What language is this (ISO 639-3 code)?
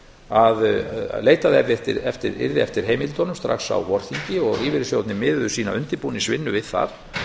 isl